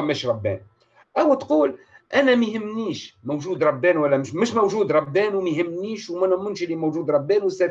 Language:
Arabic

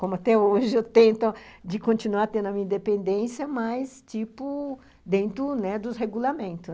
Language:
Portuguese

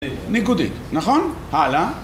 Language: Hebrew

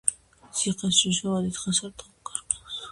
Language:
Georgian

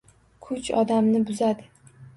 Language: Uzbek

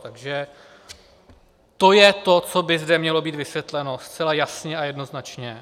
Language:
Czech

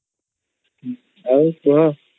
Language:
Odia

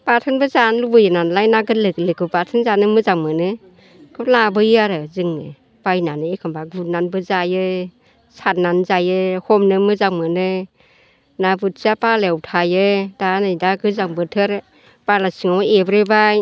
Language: Bodo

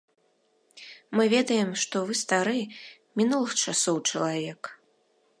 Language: Belarusian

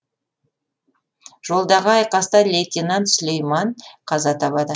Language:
Kazakh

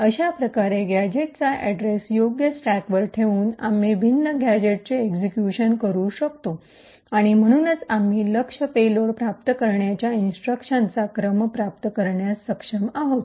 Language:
Marathi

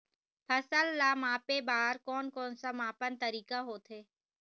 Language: Chhattisgarhi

